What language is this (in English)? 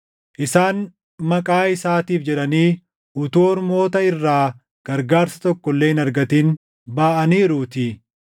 Oromo